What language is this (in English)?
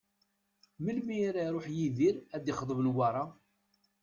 Kabyle